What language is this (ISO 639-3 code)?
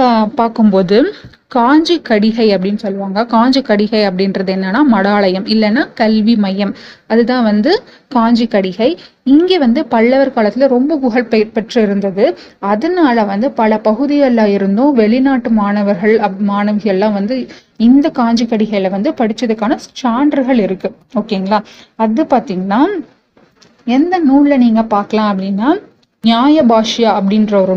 tam